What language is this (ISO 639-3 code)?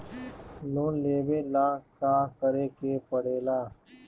bho